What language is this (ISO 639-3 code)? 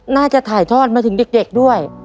tha